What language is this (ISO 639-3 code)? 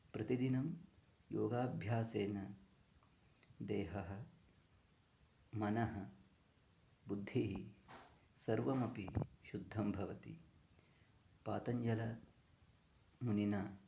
san